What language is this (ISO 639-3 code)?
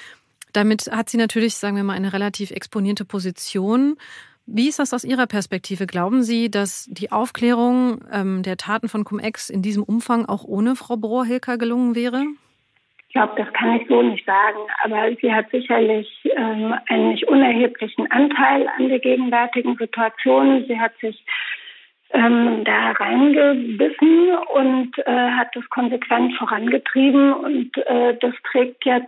deu